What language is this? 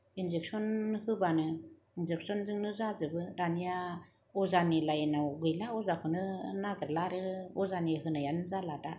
Bodo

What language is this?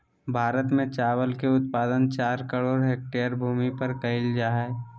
Magahi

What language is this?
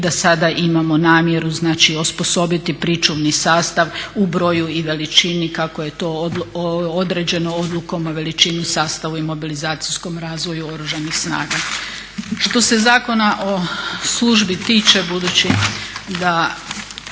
Croatian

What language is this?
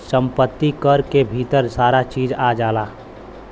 Bhojpuri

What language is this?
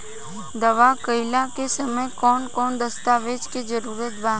Bhojpuri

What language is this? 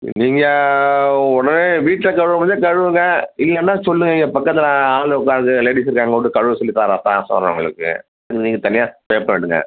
Tamil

